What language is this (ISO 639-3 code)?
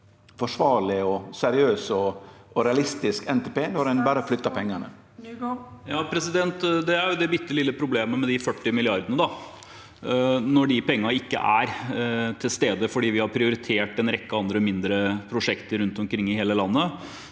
nor